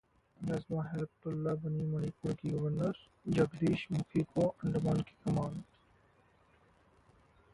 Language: Hindi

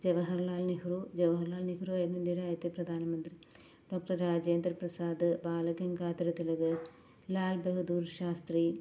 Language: Malayalam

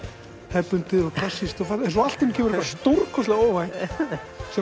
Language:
Icelandic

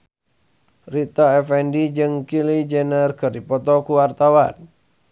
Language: Sundanese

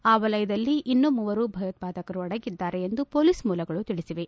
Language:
Kannada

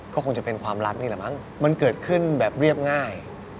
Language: Thai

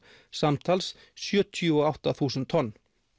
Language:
Icelandic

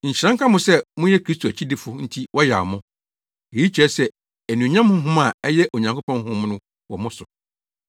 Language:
Akan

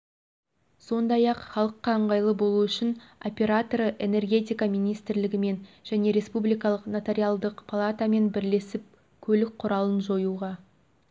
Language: Kazakh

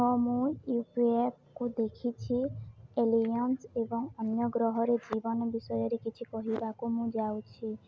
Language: Odia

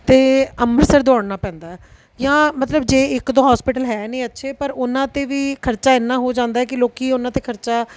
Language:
Punjabi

